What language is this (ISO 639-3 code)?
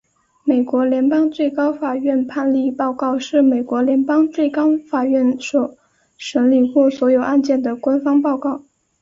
zho